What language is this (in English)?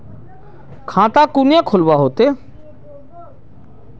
Magahi